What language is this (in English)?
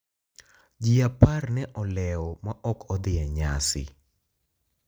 Luo (Kenya and Tanzania)